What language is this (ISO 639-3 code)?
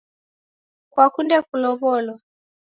dav